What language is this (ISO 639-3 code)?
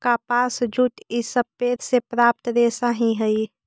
mag